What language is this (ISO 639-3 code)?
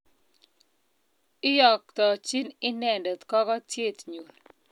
kln